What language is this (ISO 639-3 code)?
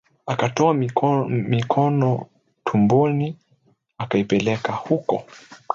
swa